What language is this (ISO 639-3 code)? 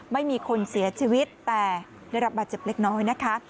tha